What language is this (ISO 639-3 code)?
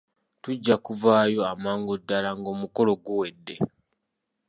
lug